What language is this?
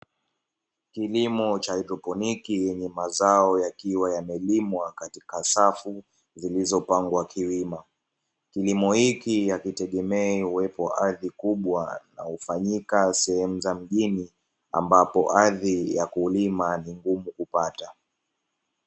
Swahili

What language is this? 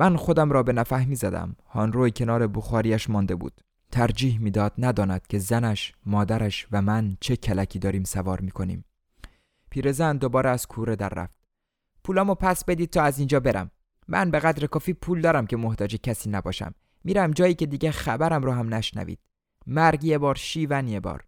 Persian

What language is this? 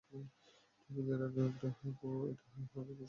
Bangla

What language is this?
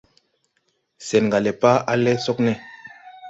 Tupuri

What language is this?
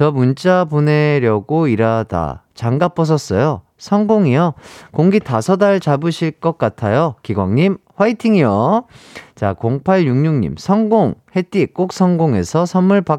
Korean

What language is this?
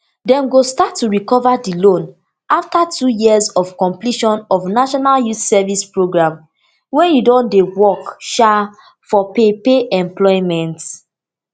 Nigerian Pidgin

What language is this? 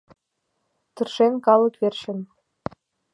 Mari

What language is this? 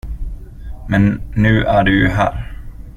Swedish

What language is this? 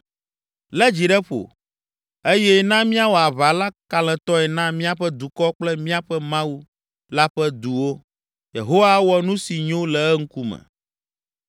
Ewe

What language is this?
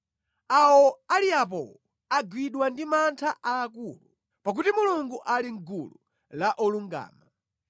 Nyanja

